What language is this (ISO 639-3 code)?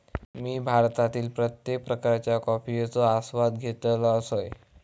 mar